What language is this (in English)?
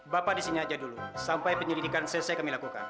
Indonesian